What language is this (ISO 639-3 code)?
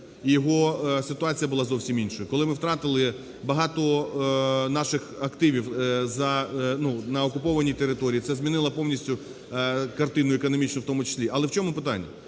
ukr